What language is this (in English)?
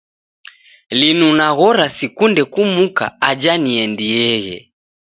Taita